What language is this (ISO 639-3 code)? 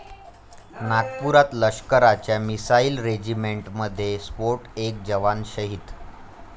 mar